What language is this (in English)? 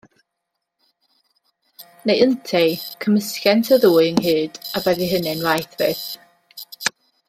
Welsh